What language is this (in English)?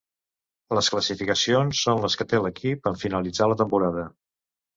Catalan